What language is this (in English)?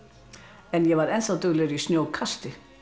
Icelandic